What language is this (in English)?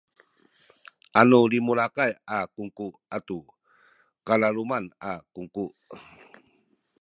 Sakizaya